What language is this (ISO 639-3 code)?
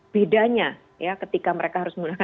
ind